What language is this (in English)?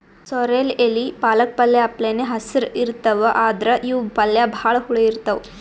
Kannada